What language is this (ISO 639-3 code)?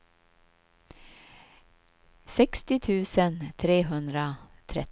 swe